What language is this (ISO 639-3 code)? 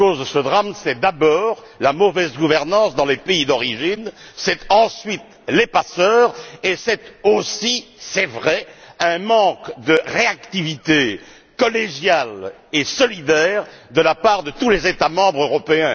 fra